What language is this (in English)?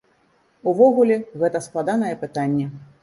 Belarusian